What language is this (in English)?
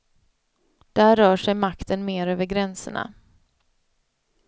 Swedish